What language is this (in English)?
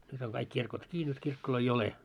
Finnish